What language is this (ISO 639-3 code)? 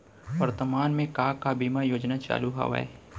hne